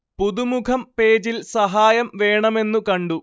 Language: Malayalam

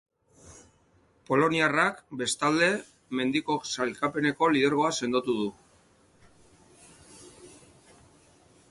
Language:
Basque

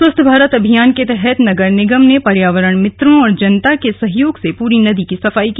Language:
Hindi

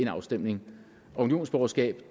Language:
Danish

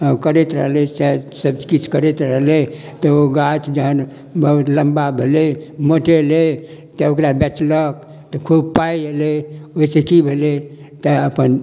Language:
Maithili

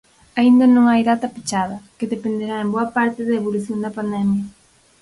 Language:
Galician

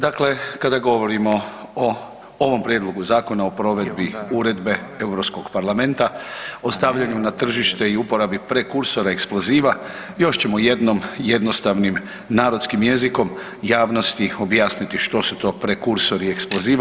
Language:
Croatian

